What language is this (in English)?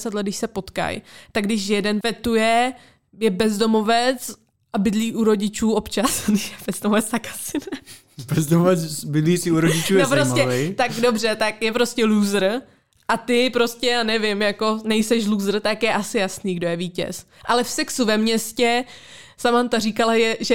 Czech